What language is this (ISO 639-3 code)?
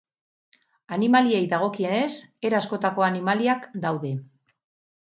eus